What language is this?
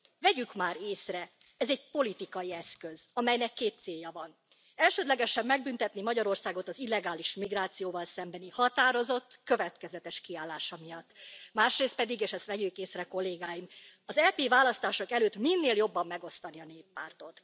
Hungarian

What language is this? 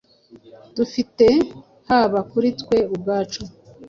Kinyarwanda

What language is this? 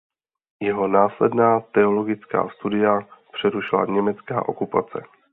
Czech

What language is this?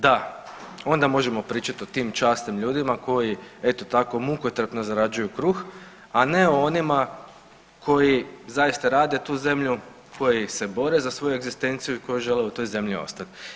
Croatian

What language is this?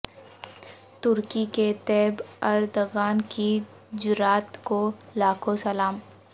Urdu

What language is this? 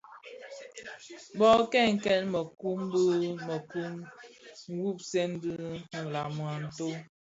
Bafia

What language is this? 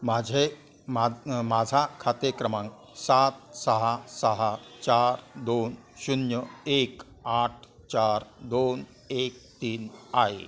Marathi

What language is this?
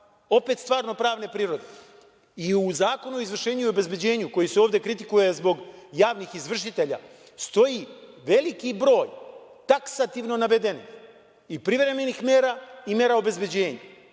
Serbian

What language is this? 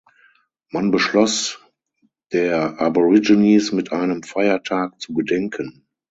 German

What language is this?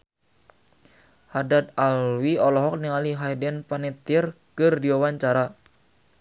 Sundanese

